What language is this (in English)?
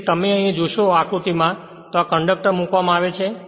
Gujarati